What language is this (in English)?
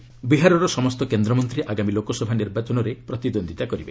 Odia